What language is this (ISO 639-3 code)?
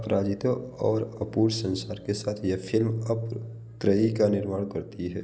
hin